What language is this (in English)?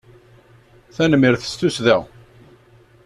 Kabyle